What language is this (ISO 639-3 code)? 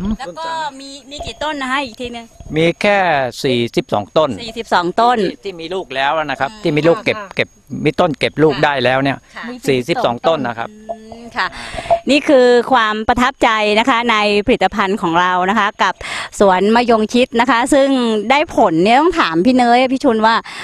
tha